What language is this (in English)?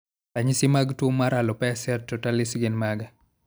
Luo (Kenya and Tanzania)